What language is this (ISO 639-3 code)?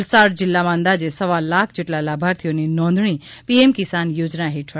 guj